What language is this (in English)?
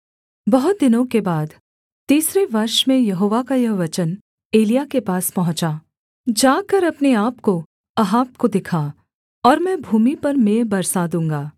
Hindi